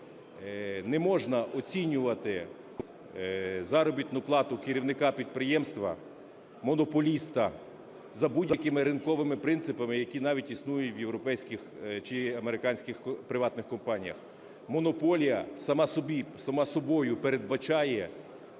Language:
Ukrainian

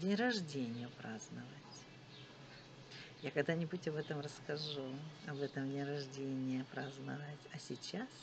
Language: Russian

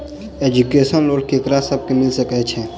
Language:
Maithili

